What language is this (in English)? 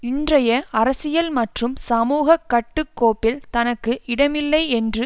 Tamil